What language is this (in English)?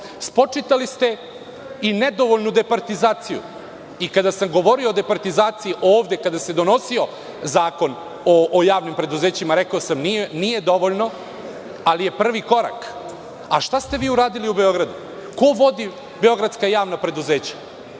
Serbian